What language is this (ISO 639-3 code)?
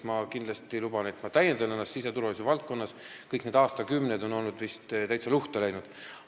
est